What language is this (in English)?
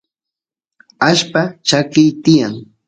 Santiago del Estero Quichua